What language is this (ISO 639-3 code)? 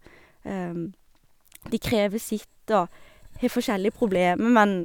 nor